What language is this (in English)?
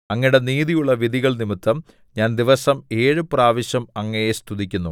Malayalam